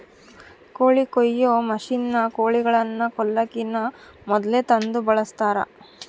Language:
Kannada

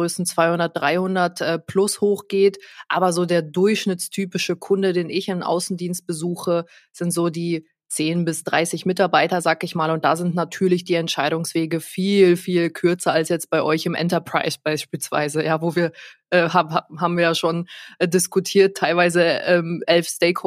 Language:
German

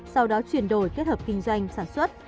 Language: Vietnamese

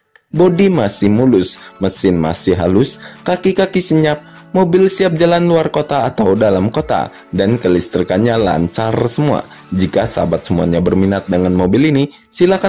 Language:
Indonesian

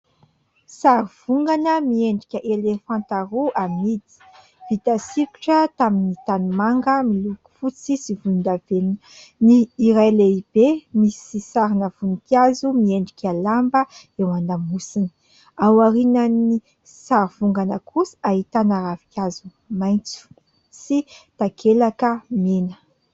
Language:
Malagasy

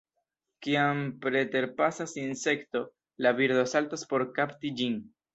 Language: Esperanto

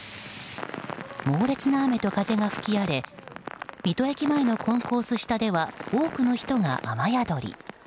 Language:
Japanese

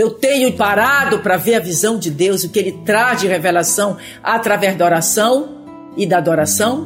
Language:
Portuguese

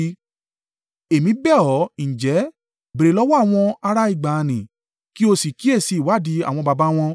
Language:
Yoruba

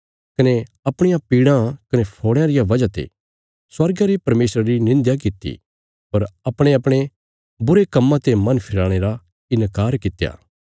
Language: Bilaspuri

